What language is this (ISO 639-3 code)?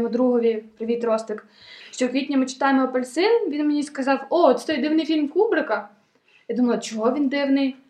ukr